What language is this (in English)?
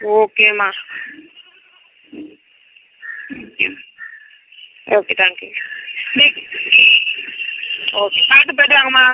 Tamil